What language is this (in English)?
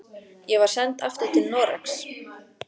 Icelandic